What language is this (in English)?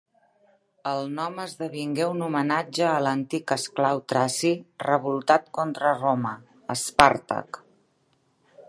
Catalan